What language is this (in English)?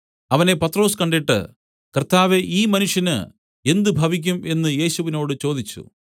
Malayalam